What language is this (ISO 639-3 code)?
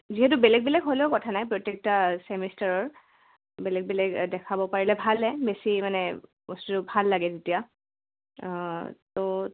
asm